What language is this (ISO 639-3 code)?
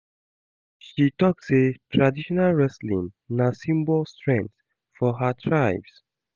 pcm